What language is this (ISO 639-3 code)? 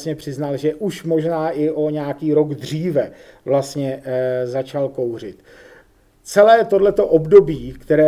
ces